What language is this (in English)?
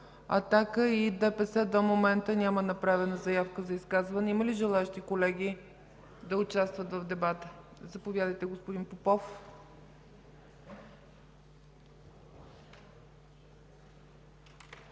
Bulgarian